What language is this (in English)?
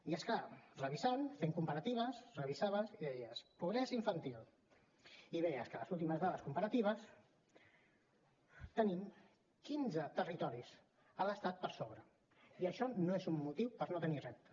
Catalan